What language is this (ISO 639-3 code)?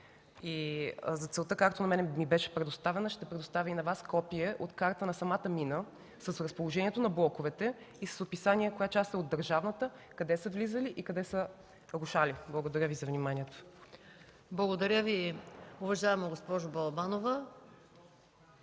bul